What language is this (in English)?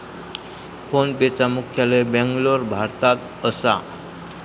Marathi